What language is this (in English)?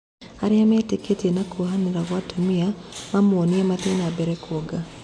Kikuyu